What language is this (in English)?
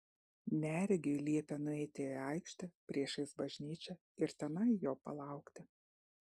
Lithuanian